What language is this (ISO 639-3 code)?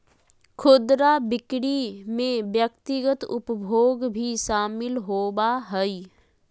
mag